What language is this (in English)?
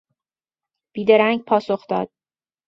Persian